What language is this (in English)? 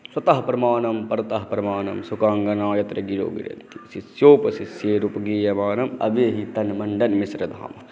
Maithili